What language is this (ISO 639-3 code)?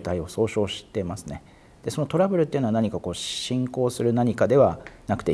jpn